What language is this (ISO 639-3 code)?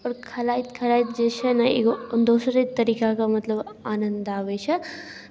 mai